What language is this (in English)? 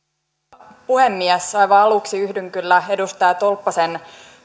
Finnish